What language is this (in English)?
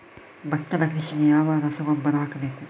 Kannada